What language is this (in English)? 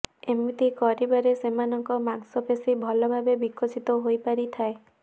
Odia